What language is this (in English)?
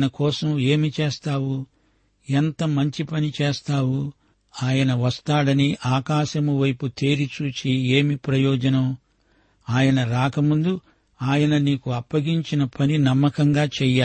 Telugu